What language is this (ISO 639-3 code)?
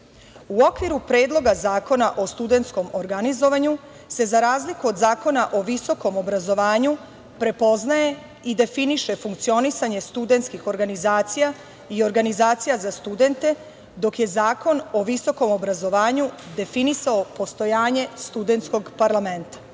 srp